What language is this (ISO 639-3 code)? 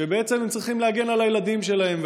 heb